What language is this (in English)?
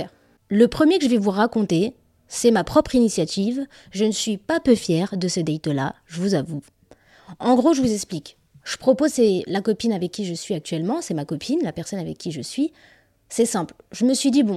French